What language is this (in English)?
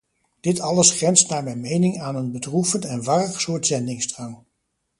Dutch